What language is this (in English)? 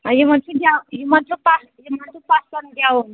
Kashmiri